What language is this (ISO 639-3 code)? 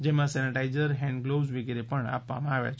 guj